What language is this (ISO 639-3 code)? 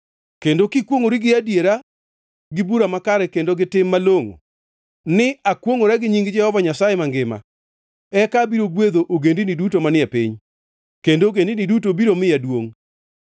luo